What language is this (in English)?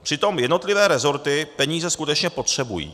Czech